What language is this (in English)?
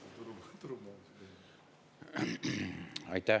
Estonian